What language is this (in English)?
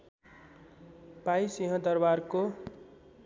Nepali